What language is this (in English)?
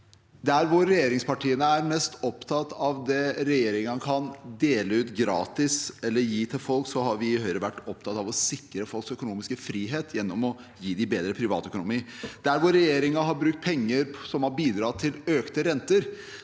Norwegian